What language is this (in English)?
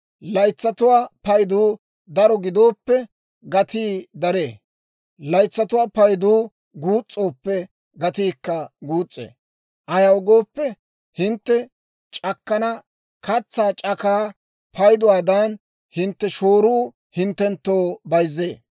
Dawro